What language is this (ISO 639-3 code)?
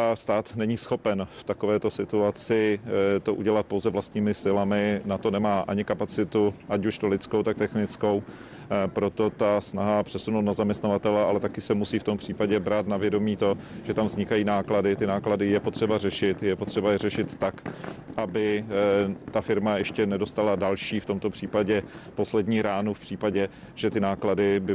ces